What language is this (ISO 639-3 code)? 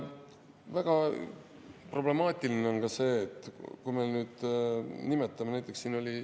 est